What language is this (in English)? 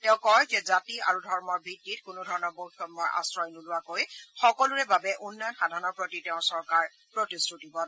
Assamese